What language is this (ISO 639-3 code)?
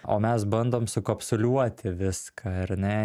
lit